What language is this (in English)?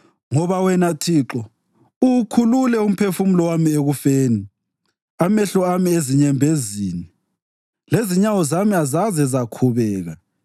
North Ndebele